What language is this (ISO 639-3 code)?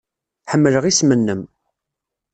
kab